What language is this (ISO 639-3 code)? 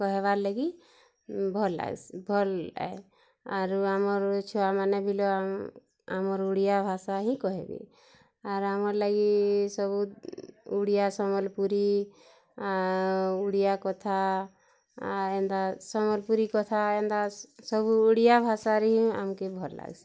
ori